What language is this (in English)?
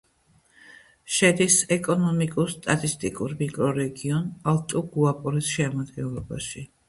Georgian